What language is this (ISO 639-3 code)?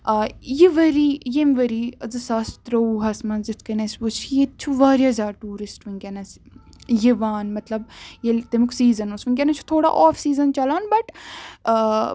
kas